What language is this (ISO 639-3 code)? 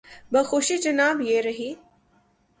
urd